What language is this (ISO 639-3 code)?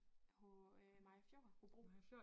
dan